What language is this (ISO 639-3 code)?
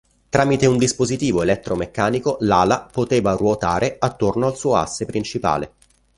ita